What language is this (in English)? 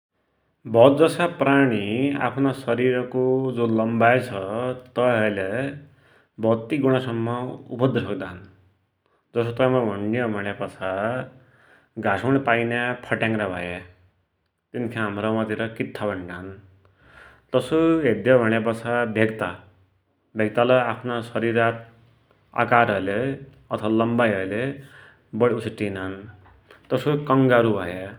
Dotyali